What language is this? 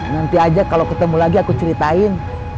Indonesian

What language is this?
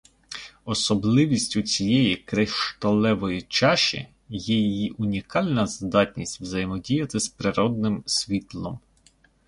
Ukrainian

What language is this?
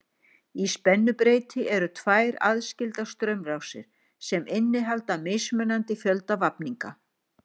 Icelandic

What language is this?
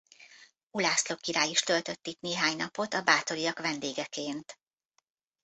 Hungarian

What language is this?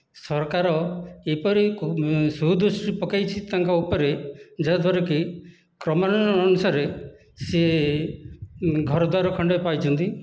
Odia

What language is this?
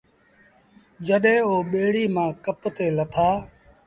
Sindhi Bhil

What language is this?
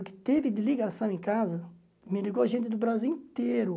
Portuguese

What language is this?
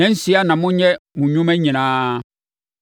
Akan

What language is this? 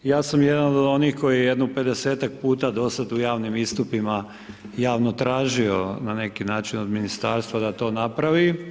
Croatian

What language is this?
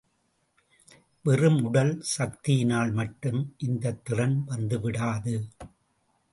Tamil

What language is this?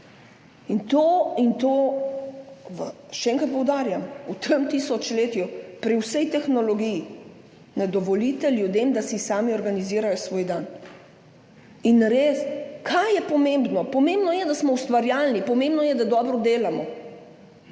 Slovenian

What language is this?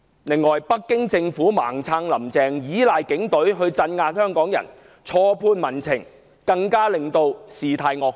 Cantonese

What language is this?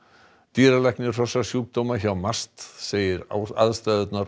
Icelandic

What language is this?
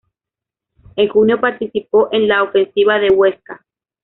Spanish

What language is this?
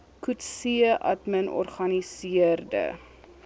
Afrikaans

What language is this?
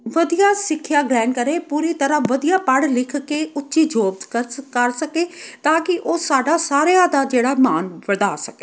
Punjabi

